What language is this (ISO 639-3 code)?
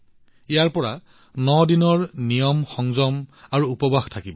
asm